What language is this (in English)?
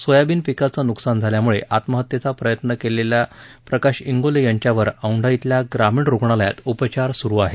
Marathi